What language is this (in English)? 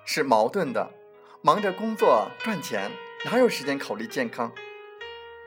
Chinese